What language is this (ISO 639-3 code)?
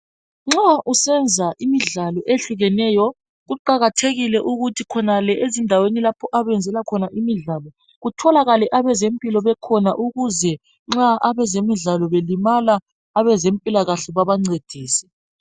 nde